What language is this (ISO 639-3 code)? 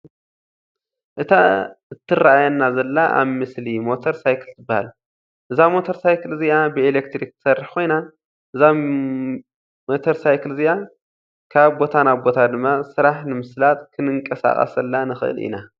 tir